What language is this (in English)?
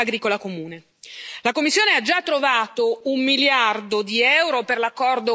Italian